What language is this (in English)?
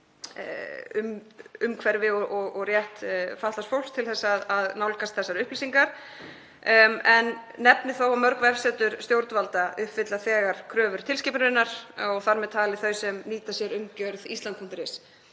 Icelandic